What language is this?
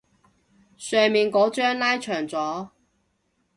Cantonese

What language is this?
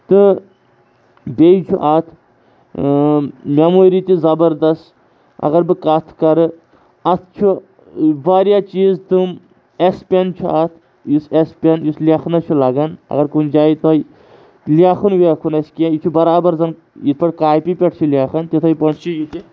Kashmiri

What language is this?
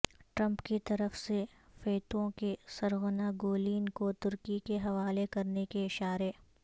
Urdu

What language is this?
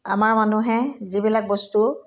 Assamese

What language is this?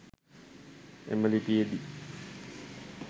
Sinhala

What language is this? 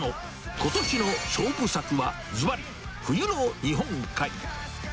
Japanese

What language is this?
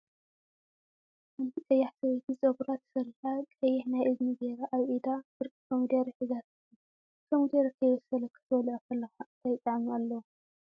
Tigrinya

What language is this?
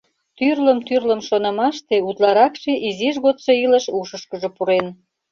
Mari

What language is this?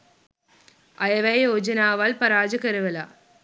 Sinhala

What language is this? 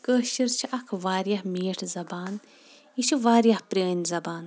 Kashmiri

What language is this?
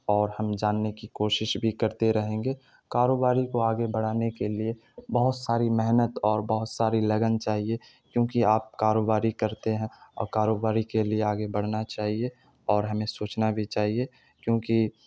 Urdu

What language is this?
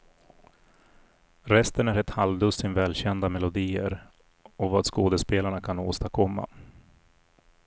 Swedish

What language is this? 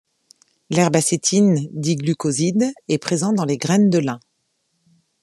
French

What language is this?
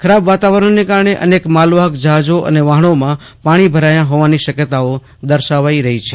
Gujarati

